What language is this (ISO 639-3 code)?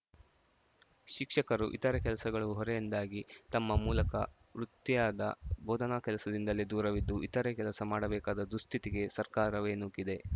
kan